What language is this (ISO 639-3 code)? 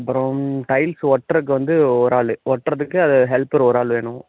tam